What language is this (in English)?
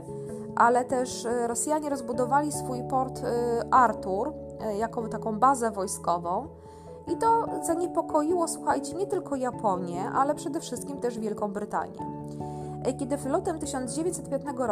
Polish